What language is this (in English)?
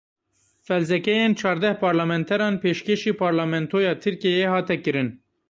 Kurdish